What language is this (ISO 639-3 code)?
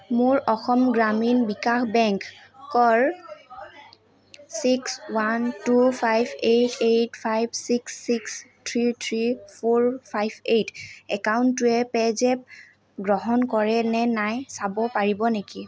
asm